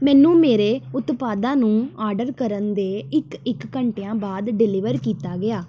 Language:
Punjabi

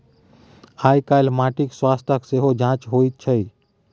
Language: Maithili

